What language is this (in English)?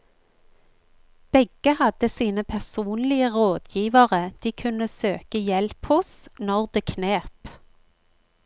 Norwegian